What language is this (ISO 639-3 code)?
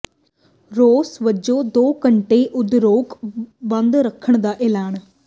pan